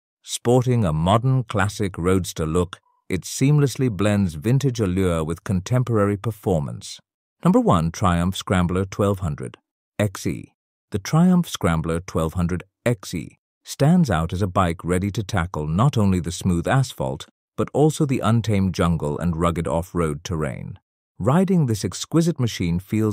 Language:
English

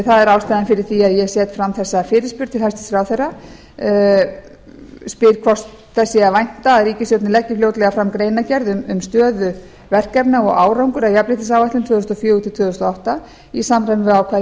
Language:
Icelandic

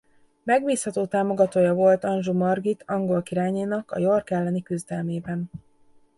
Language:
Hungarian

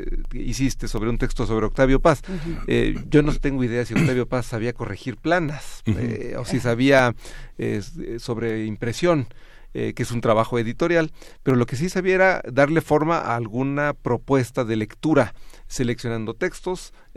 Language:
Spanish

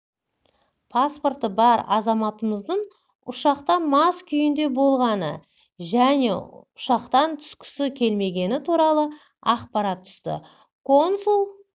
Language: Kazakh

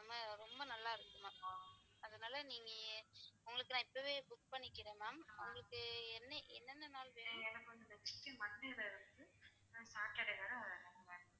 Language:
Tamil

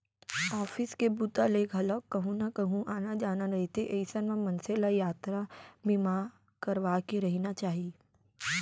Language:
Chhattisgarhi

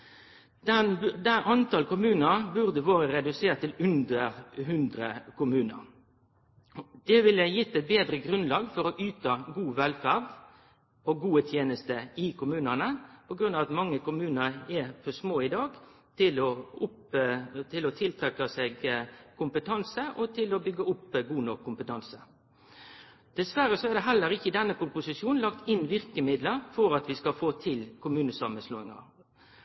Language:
Norwegian Nynorsk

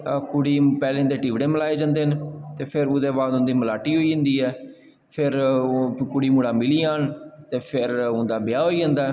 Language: Dogri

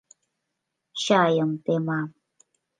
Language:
Mari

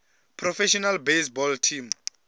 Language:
Venda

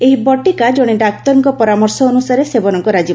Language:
Odia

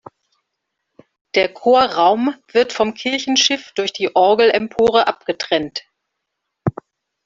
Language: German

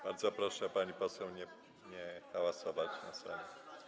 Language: Polish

